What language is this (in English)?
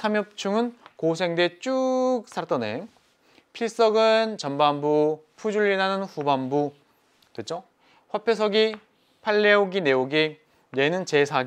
Korean